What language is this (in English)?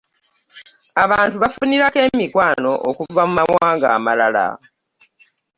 Ganda